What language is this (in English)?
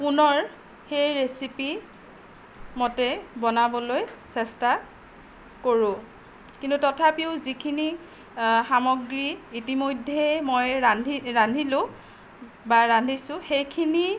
Assamese